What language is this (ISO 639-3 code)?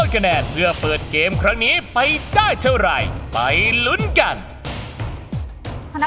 tha